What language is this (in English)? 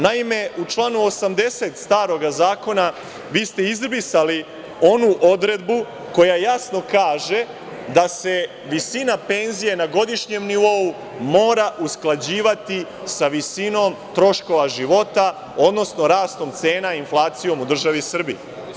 Serbian